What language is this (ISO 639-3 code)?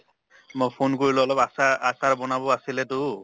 asm